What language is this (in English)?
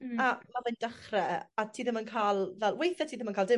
Welsh